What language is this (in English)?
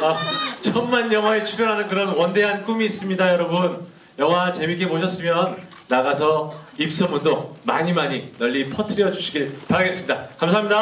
Korean